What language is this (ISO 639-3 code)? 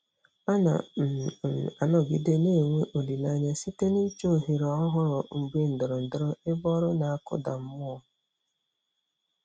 ibo